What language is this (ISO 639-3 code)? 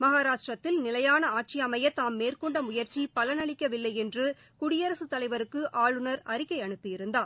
tam